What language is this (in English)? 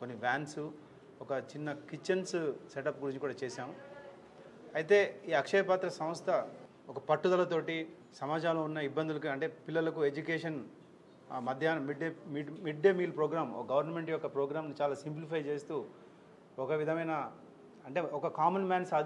Telugu